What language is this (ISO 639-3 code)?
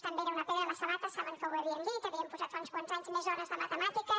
cat